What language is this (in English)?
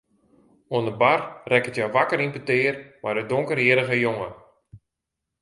Western Frisian